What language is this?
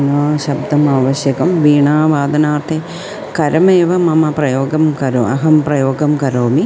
Sanskrit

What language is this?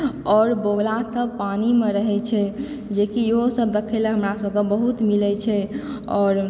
Maithili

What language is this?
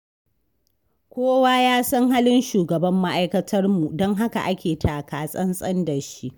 Hausa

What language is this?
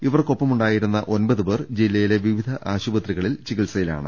Malayalam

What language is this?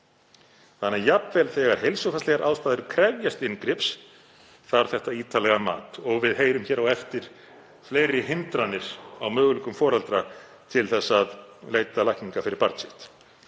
Icelandic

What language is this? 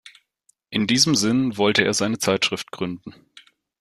German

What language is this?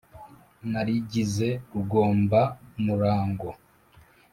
Kinyarwanda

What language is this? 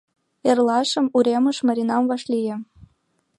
Mari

